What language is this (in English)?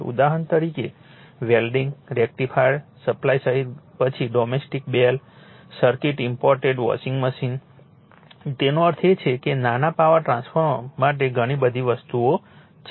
Gujarati